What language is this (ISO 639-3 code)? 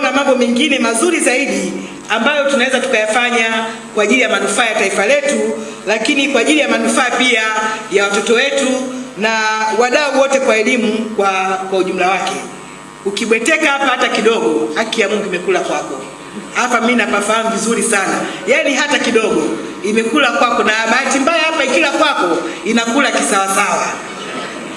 swa